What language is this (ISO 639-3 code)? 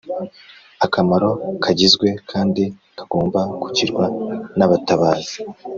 kin